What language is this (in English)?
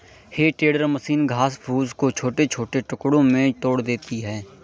Hindi